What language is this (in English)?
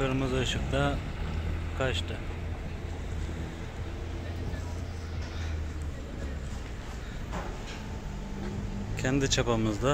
Turkish